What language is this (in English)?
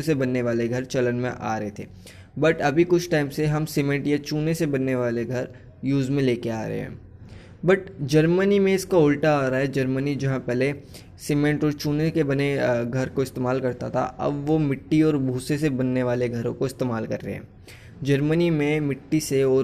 Hindi